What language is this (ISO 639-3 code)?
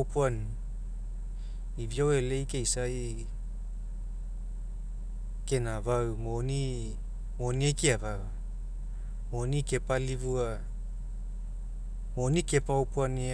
mek